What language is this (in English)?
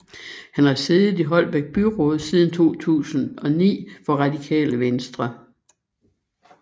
Danish